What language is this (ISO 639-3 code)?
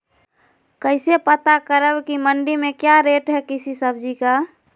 mag